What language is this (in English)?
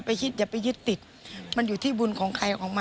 Thai